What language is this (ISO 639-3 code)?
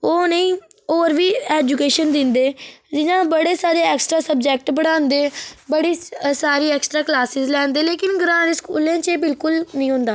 doi